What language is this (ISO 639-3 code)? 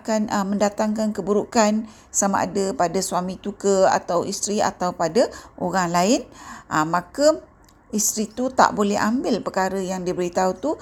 msa